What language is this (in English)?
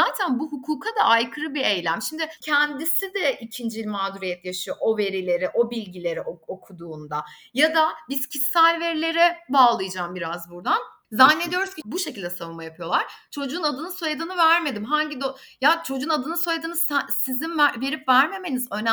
Turkish